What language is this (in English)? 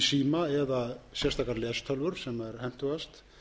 Icelandic